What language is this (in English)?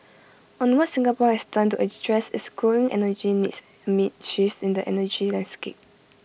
English